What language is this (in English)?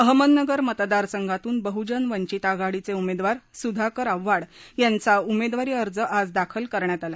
Marathi